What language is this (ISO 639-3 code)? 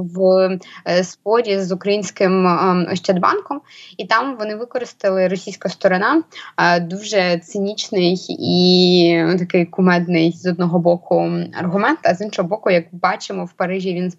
ukr